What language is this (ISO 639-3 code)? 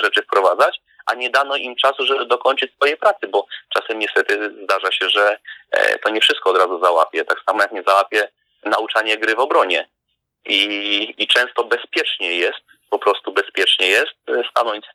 pol